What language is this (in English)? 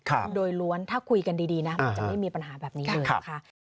Thai